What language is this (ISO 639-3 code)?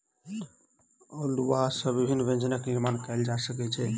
mai